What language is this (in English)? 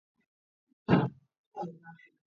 Georgian